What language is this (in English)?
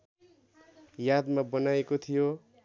Nepali